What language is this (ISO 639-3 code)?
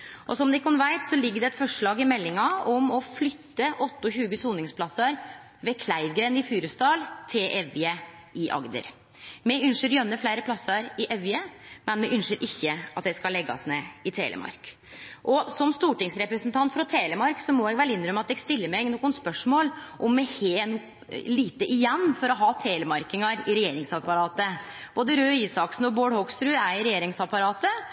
nno